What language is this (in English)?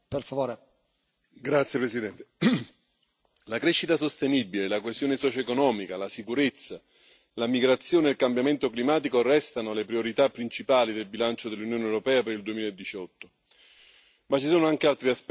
Italian